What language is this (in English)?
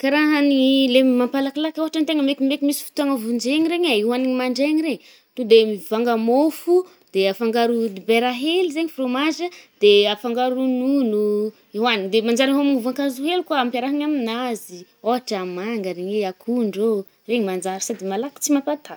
Northern Betsimisaraka Malagasy